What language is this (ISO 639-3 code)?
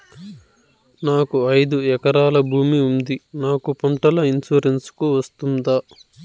tel